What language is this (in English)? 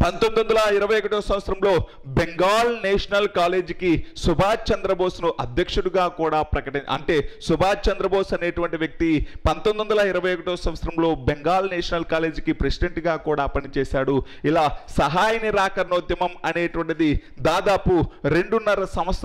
Hindi